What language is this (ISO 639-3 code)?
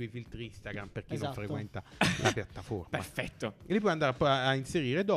ita